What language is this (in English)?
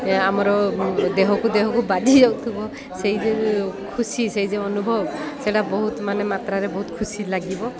Odia